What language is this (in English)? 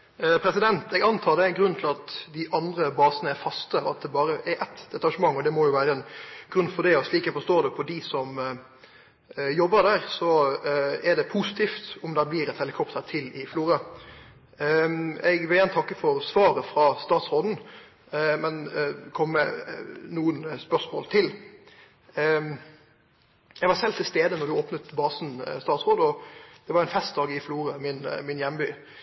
Norwegian